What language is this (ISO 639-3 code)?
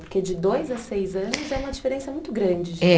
por